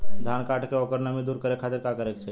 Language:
Bhojpuri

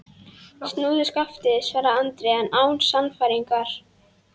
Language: Icelandic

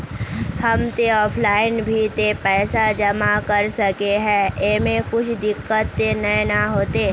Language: Magahi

